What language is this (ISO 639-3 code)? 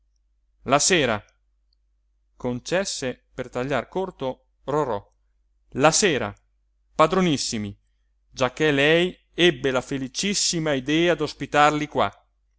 ita